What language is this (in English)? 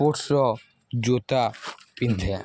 Odia